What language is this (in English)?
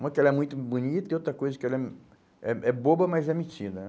Portuguese